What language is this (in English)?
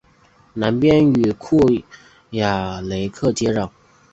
Chinese